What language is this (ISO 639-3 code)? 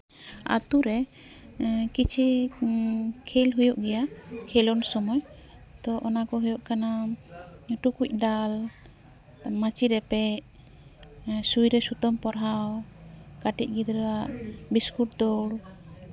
sat